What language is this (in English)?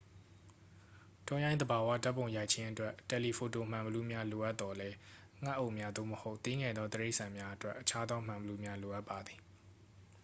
Burmese